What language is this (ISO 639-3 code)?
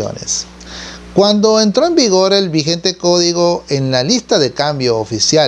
spa